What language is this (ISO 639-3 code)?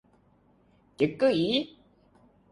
tha